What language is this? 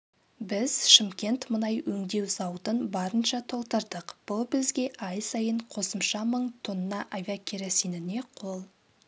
Kazakh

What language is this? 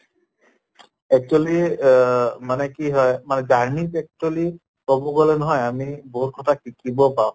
Assamese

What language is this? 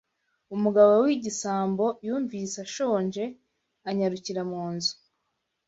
Kinyarwanda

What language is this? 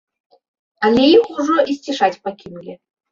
Belarusian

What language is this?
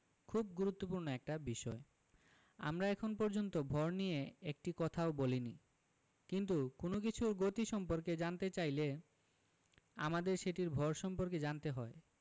Bangla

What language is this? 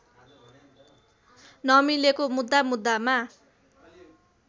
Nepali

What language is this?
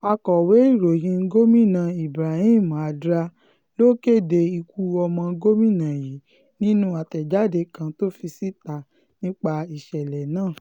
Yoruba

